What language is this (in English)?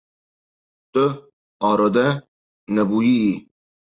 Kurdish